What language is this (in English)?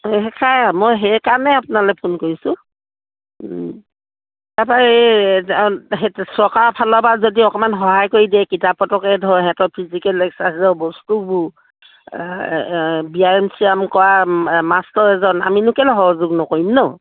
Assamese